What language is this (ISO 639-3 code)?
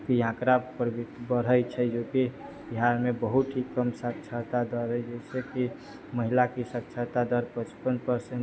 mai